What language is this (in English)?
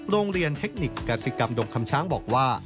Thai